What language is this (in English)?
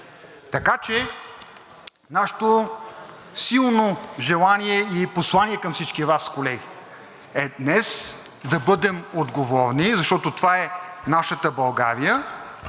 Bulgarian